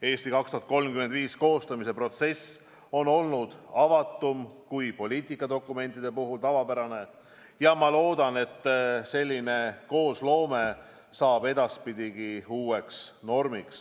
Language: Estonian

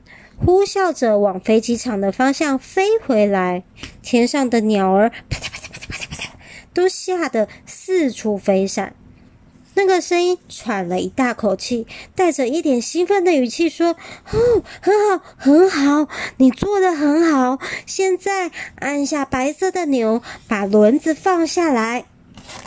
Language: Chinese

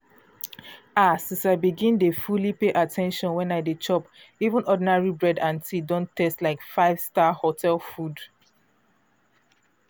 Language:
Nigerian Pidgin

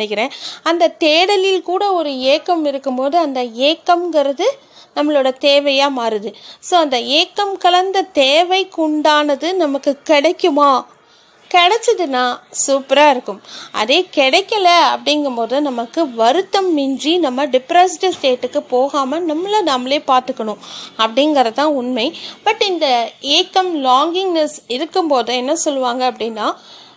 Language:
Tamil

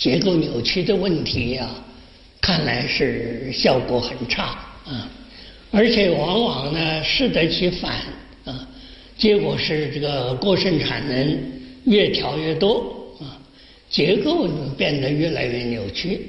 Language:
Chinese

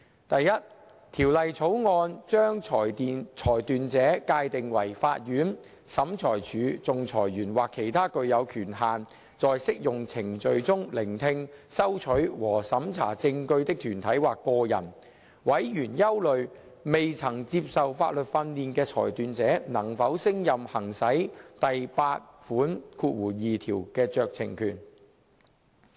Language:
Cantonese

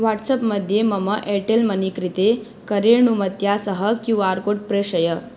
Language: Sanskrit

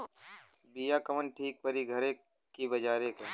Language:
Bhojpuri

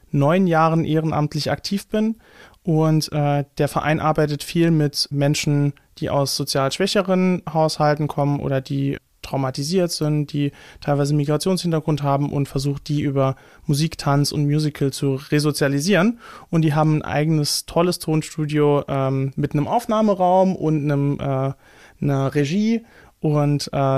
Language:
German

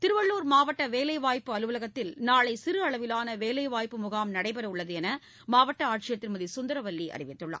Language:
Tamil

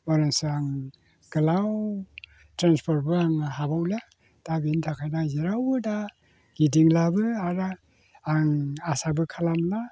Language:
Bodo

